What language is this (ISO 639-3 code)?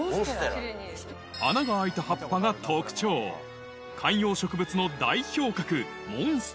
jpn